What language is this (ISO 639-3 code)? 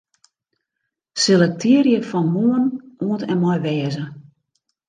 fry